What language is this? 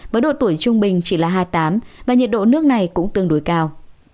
Vietnamese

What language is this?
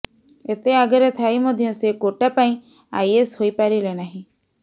Odia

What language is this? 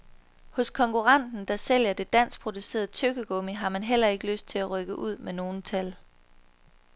Danish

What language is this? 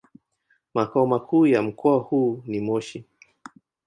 Swahili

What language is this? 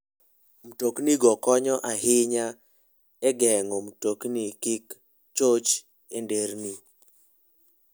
Luo (Kenya and Tanzania)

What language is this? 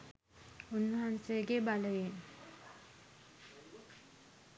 Sinhala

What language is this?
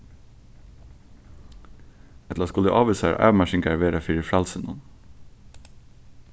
Faroese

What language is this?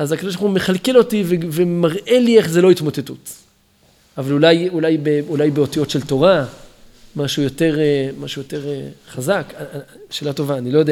Hebrew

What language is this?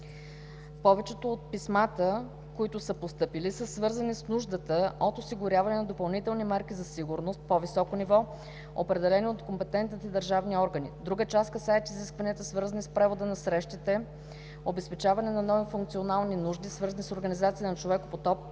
Bulgarian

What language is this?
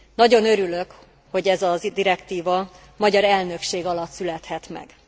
Hungarian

